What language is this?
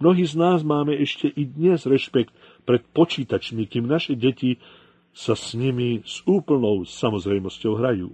Slovak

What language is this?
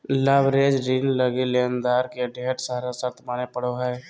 Magahi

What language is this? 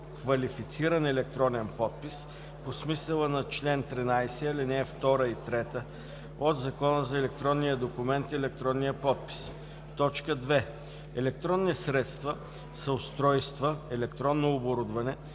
Bulgarian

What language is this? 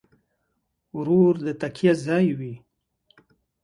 Pashto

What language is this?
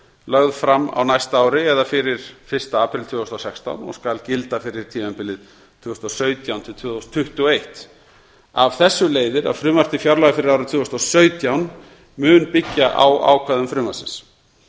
Icelandic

